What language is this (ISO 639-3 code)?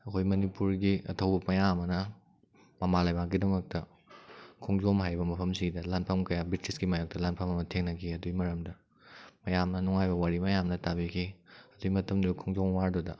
mni